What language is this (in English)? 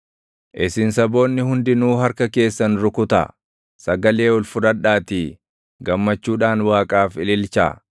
Oromo